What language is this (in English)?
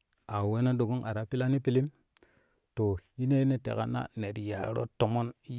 Kushi